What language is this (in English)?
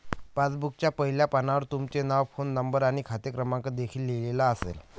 Marathi